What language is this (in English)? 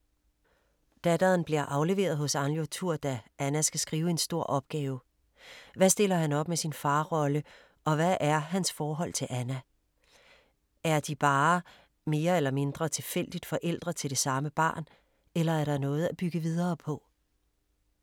Danish